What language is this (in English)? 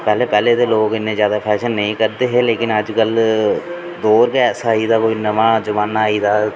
Dogri